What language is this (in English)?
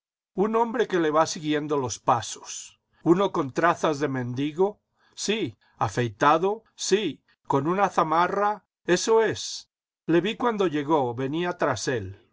Spanish